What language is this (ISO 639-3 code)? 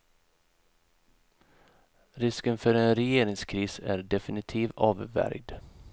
swe